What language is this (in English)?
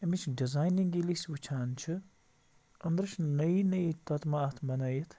Kashmiri